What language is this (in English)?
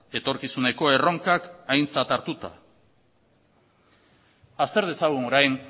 Basque